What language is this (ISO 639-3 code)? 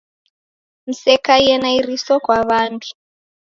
dav